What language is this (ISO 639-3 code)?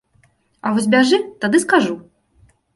bel